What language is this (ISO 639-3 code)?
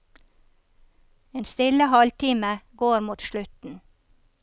nor